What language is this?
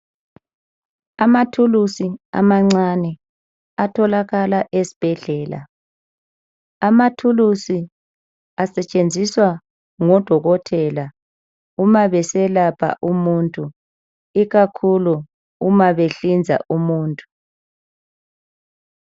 North Ndebele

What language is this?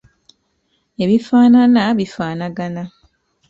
Ganda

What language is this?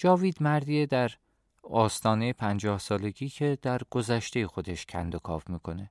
Persian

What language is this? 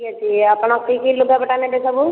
Odia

